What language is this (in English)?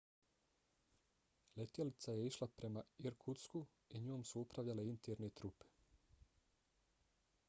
Bosnian